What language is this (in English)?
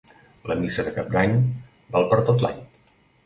Catalan